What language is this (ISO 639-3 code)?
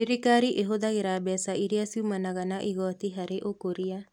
kik